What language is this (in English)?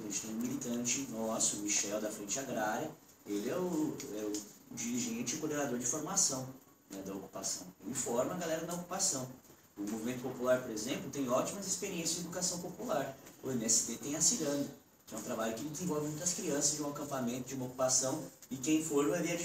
Portuguese